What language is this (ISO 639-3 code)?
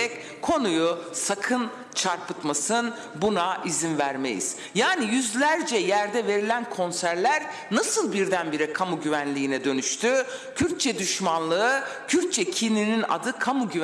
tur